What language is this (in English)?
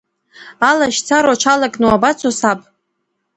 Abkhazian